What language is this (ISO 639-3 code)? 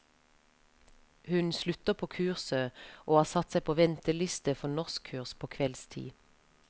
nor